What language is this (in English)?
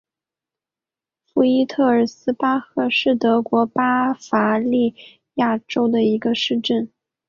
Chinese